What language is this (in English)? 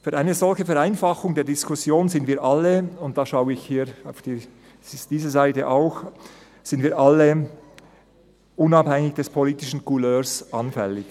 Swiss German